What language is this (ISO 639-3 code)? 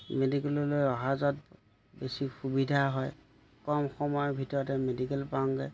asm